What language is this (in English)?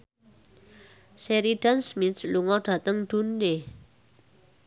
Javanese